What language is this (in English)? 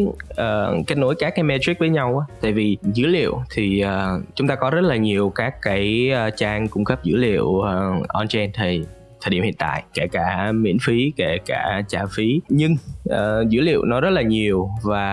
Vietnamese